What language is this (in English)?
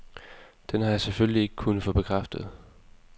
Danish